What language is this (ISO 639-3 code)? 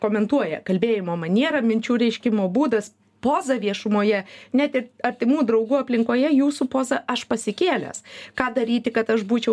lit